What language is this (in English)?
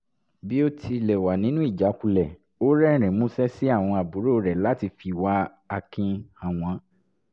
Yoruba